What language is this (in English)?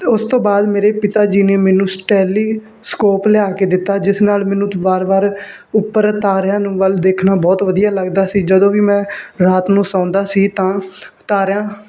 Punjabi